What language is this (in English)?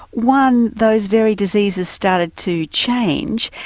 English